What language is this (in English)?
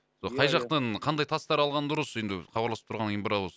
Kazakh